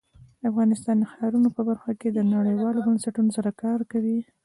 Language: Pashto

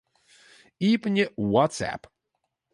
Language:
Western Frisian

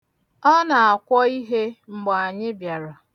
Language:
Igbo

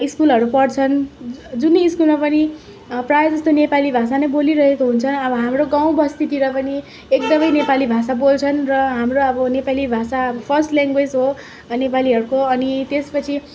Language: Nepali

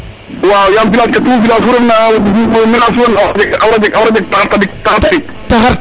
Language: Serer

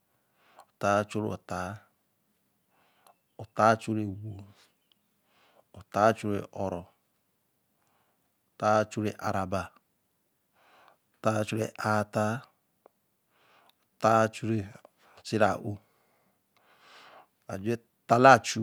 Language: Eleme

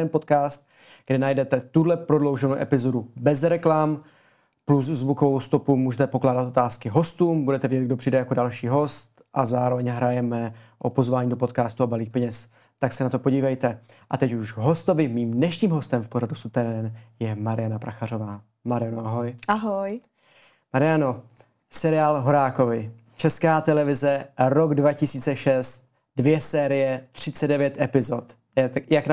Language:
Czech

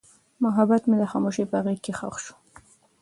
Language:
Pashto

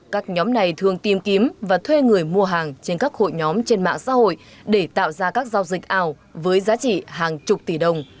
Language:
Vietnamese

